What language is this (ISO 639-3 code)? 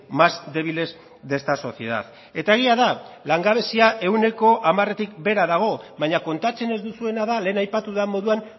eus